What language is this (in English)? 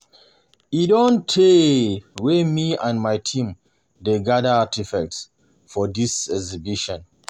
Nigerian Pidgin